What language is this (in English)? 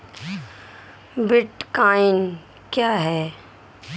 Hindi